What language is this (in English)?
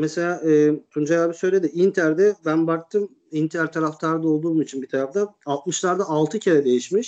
Turkish